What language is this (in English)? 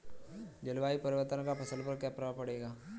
Hindi